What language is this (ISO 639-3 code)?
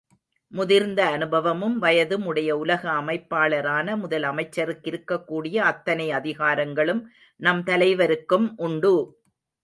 tam